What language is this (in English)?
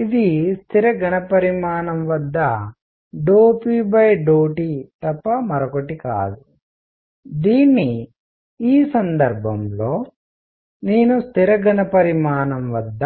Telugu